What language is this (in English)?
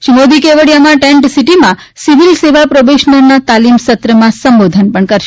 Gujarati